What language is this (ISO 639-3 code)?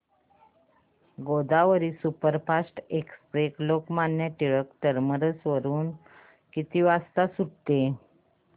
mar